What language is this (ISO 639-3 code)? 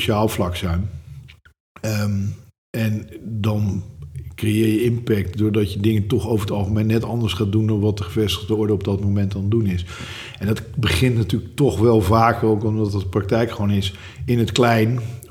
nld